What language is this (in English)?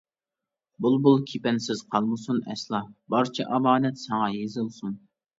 Uyghur